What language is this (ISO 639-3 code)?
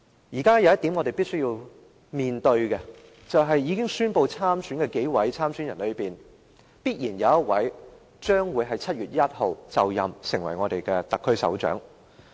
yue